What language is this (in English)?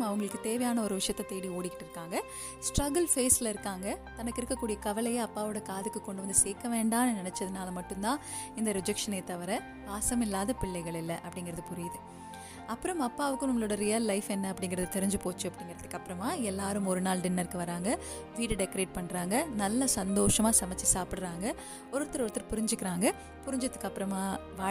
Tamil